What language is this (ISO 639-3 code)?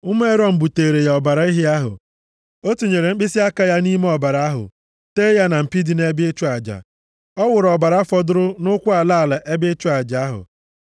ibo